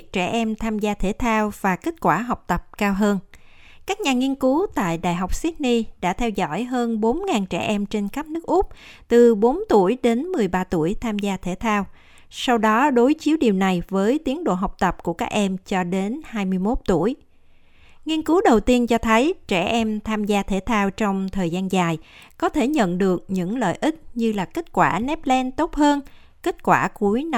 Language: Vietnamese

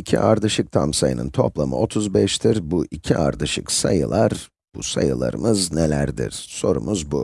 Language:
Turkish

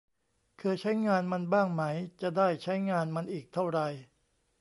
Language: Thai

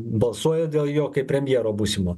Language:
Lithuanian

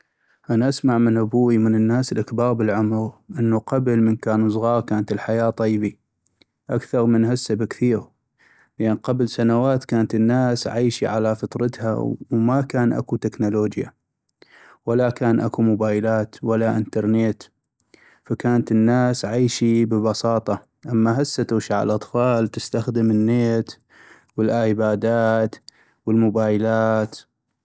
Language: North Mesopotamian Arabic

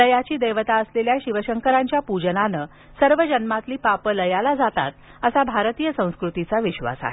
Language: Marathi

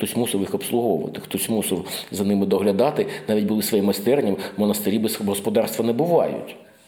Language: Ukrainian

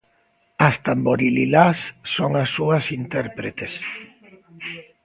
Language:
Galician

